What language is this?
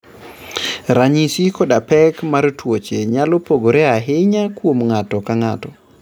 Luo (Kenya and Tanzania)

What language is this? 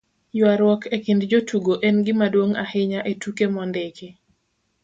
Luo (Kenya and Tanzania)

